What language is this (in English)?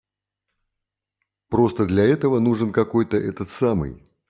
Russian